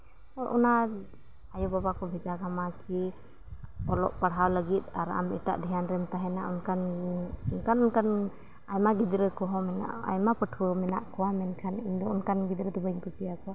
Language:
Santali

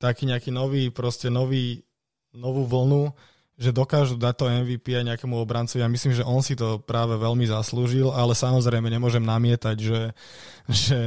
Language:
Slovak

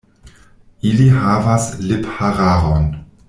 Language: Esperanto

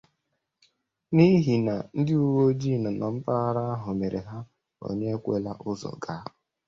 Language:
Igbo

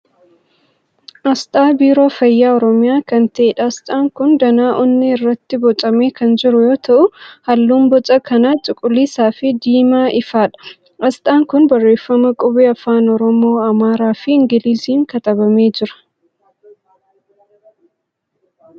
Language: Oromo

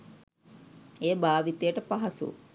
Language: Sinhala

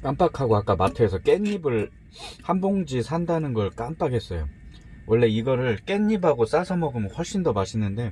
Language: Korean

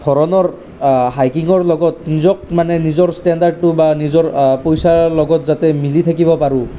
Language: Assamese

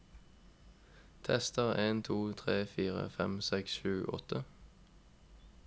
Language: Norwegian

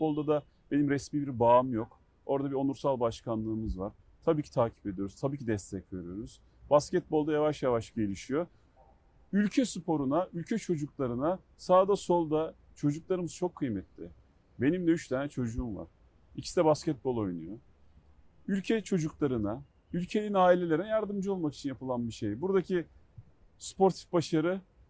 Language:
Turkish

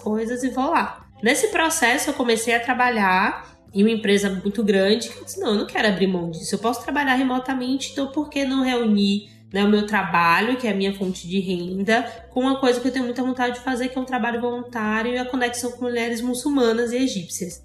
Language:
Portuguese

